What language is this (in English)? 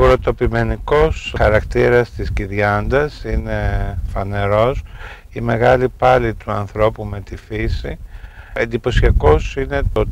Greek